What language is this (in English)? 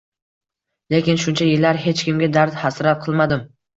Uzbek